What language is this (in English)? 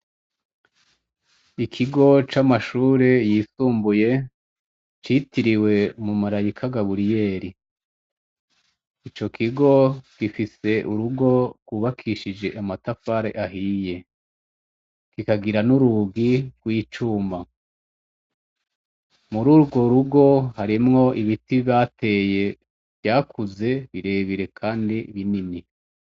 Rundi